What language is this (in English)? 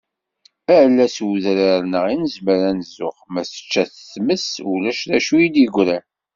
Kabyle